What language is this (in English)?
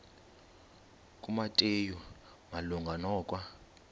Xhosa